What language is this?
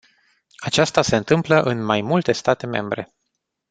Romanian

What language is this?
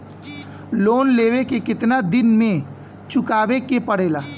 Bhojpuri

